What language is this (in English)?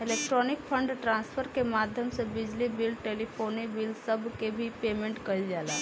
Bhojpuri